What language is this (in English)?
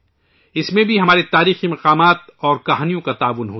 Urdu